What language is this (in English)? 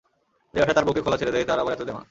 Bangla